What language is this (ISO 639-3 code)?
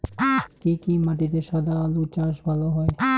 ben